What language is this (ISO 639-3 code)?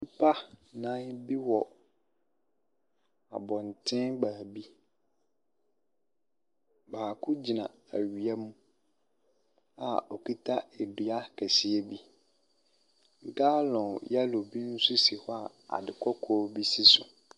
aka